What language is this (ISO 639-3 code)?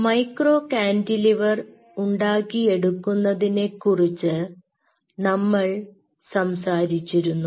mal